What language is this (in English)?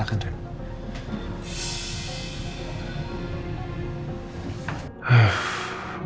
Indonesian